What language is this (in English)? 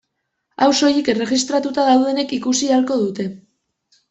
Basque